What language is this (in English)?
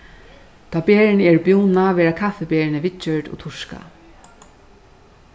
Faroese